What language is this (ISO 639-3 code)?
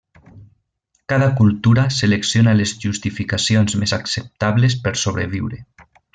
cat